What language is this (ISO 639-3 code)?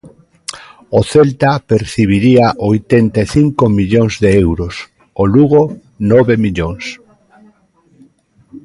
glg